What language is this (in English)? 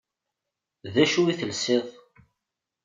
Kabyle